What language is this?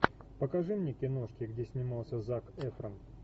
Russian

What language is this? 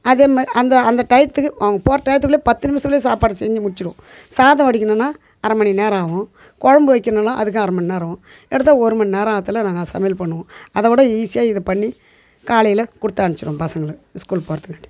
Tamil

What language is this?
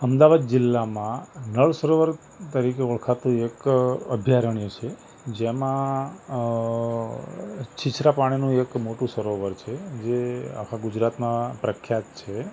Gujarati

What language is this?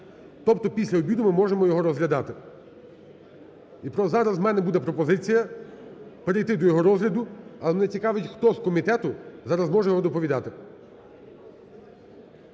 Ukrainian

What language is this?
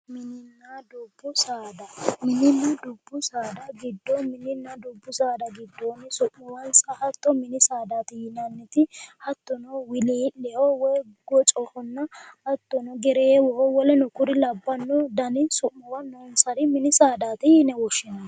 Sidamo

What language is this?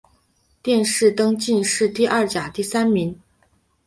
Chinese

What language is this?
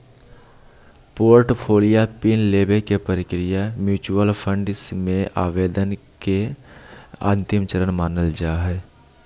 Magahi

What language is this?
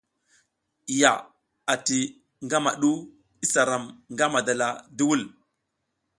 South Giziga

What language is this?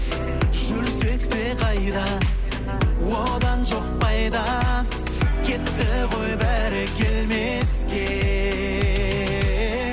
Kazakh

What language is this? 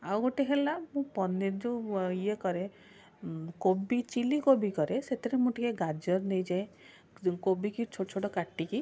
Odia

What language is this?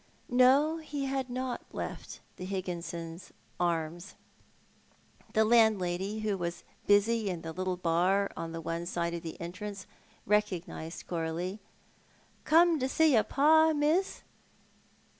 English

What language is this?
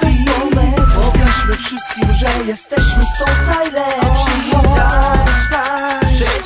Polish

